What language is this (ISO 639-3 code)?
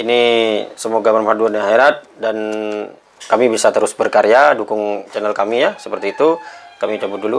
ind